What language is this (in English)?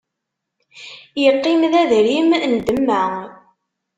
Kabyle